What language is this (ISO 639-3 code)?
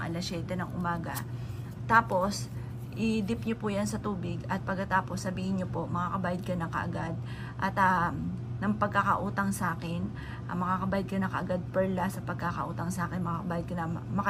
fil